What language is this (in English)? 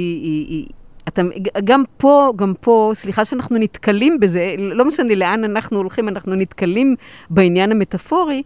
Hebrew